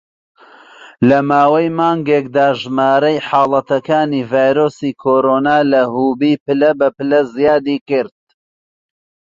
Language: Central Kurdish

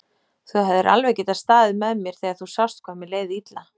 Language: Icelandic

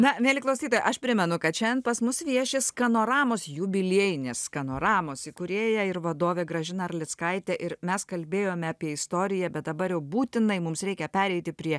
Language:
Lithuanian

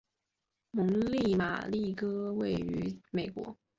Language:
Chinese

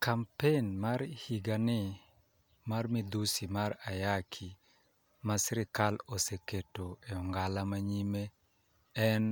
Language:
Luo (Kenya and Tanzania)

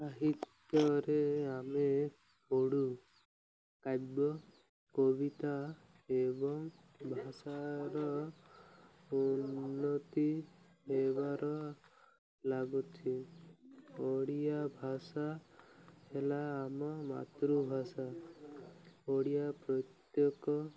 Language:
Odia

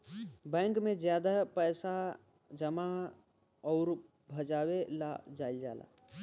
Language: Bhojpuri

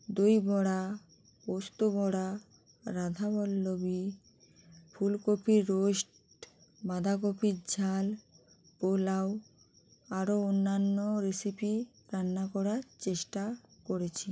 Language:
Bangla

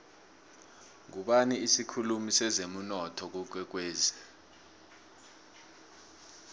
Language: South Ndebele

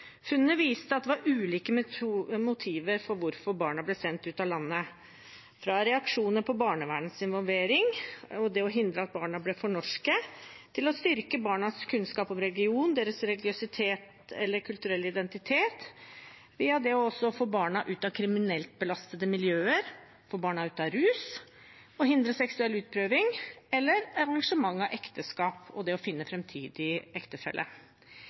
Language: Norwegian Bokmål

